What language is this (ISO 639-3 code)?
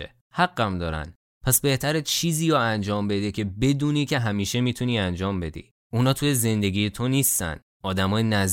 fas